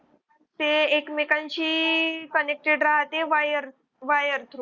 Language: Marathi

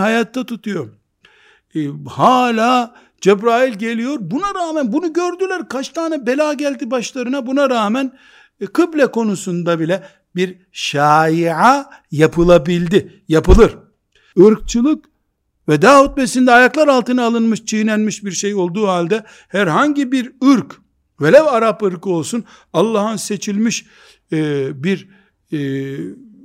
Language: Turkish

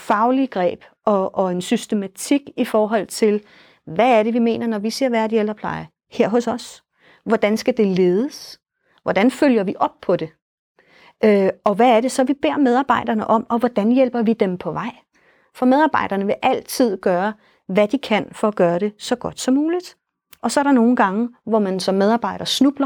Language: Danish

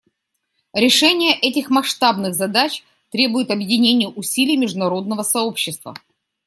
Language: Russian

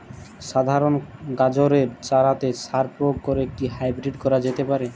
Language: Bangla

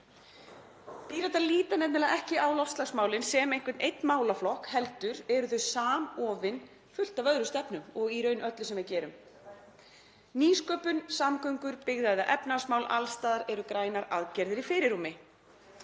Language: Icelandic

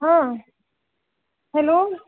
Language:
Marathi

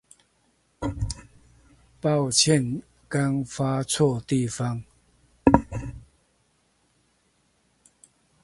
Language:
Chinese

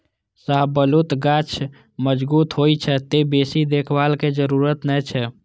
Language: Maithili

